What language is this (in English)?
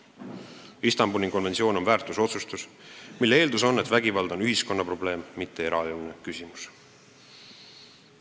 Estonian